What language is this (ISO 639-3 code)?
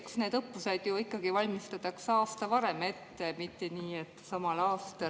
est